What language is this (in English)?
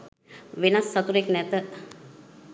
Sinhala